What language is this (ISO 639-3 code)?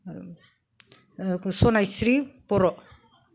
brx